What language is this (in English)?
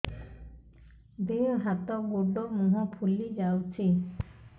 Odia